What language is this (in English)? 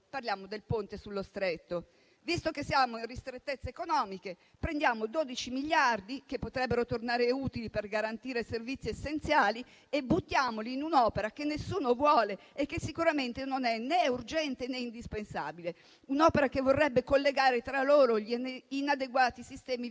Italian